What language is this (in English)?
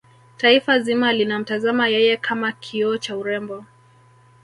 Swahili